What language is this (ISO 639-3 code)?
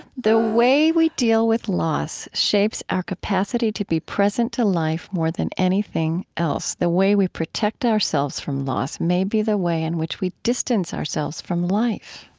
eng